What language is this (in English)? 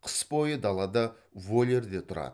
Kazakh